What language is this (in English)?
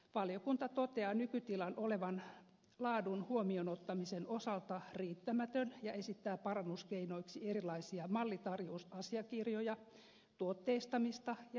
Finnish